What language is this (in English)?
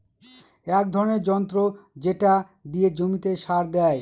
Bangla